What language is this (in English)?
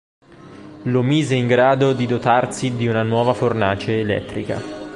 Italian